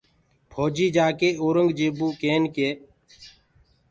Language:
Gurgula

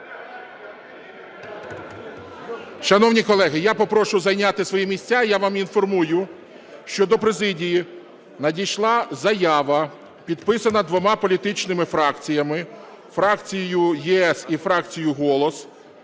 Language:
Ukrainian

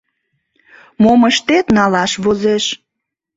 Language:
Mari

